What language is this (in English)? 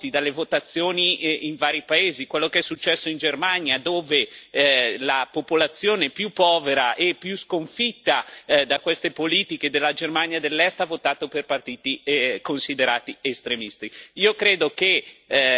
Italian